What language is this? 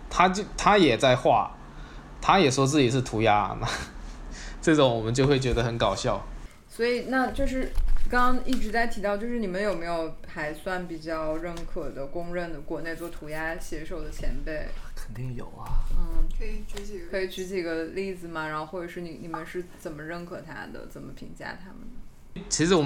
Chinese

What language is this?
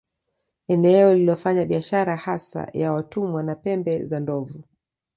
Swahili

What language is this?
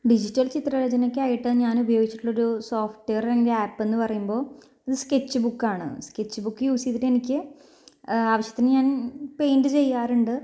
Malayalam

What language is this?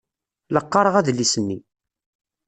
Kabyle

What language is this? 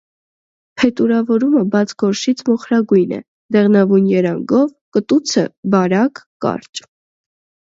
Armenian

